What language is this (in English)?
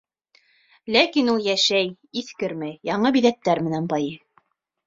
Bashkir